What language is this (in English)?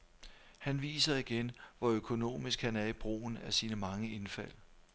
Danish